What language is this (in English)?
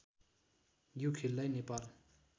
Nepali